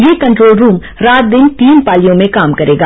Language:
Hindi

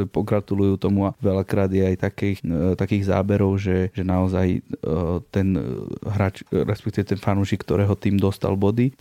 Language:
Slovak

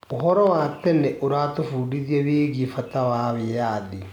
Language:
Kikuyu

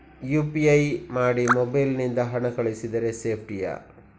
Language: Kannada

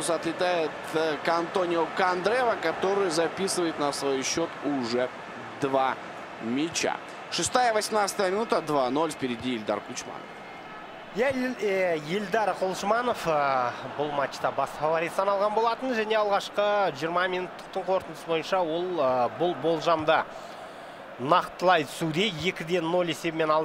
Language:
Russian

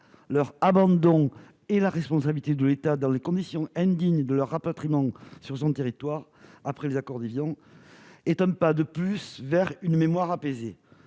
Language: French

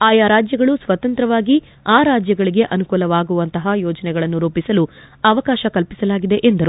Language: Kannada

